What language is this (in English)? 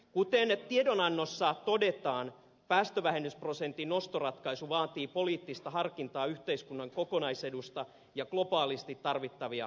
Finnish